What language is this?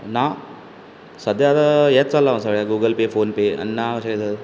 Konkani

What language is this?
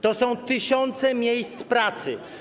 Polish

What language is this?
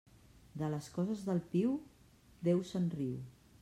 Catalan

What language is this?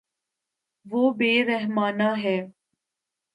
Urdu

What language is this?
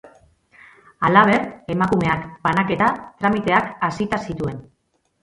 Basque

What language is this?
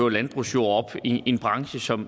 Danish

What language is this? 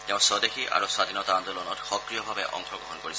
Assamese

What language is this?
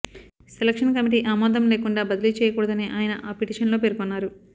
Telugu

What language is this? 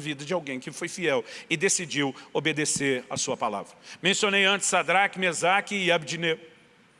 Portuguese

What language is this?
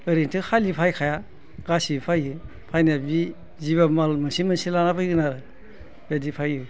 Bodo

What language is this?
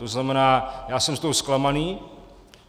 Czech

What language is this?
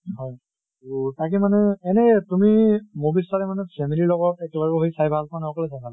Assamese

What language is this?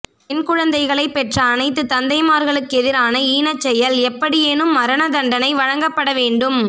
Tamil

